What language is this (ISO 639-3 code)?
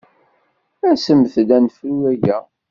kab